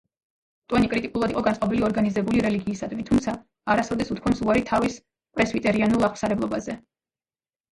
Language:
Georgian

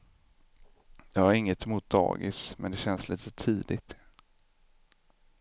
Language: Swedish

